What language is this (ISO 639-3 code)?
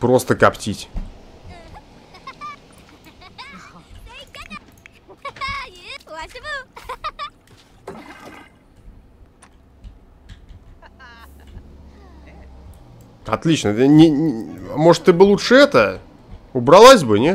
rus